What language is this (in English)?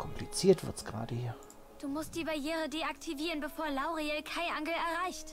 German